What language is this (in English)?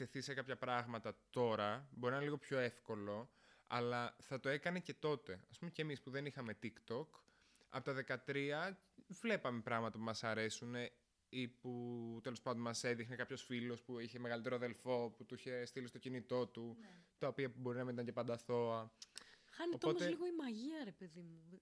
Greek